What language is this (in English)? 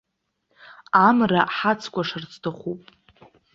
Abkhazian